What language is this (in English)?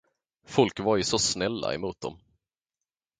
Swedish